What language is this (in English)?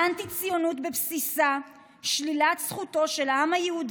Hebrew